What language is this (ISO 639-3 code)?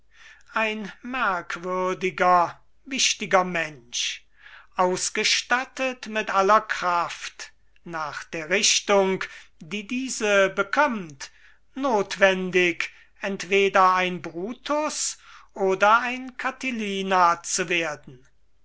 deu